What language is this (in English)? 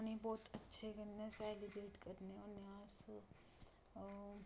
Dogri